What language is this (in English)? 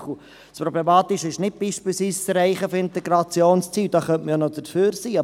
Swiss German